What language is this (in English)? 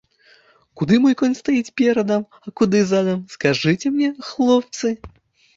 Belarusian